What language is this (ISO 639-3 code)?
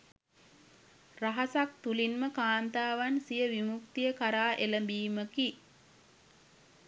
sin